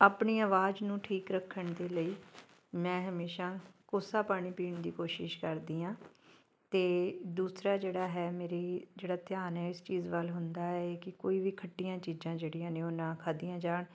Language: Punjabi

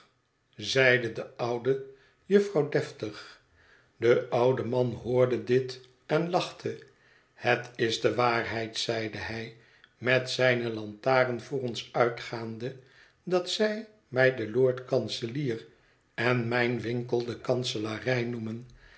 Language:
Dutch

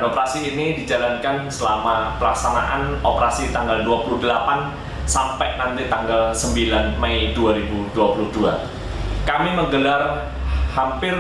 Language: Indonesian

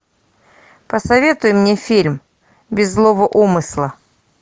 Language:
Russian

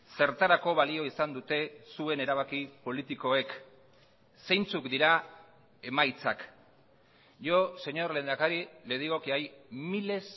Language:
Basque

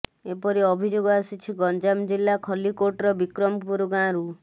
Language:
Odia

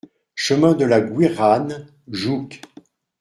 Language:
French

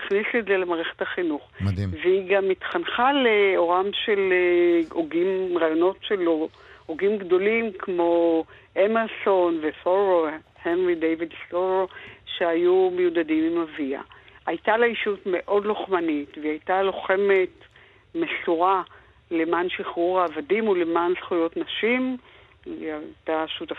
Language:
Hebrew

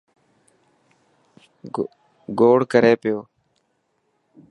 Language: Dhatki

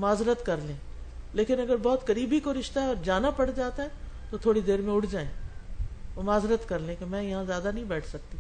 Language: Urdu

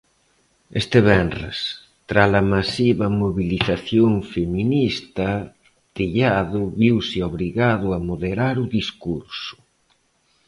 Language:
Galician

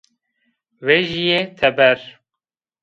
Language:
Zaza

